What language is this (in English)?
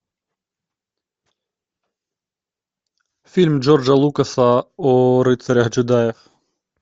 Russian